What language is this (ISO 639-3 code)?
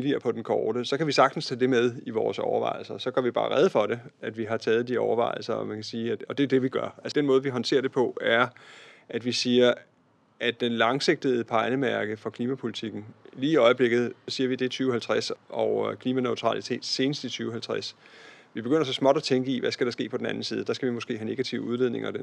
dan